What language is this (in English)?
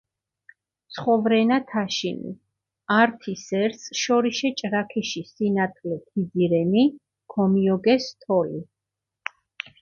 Mingrelian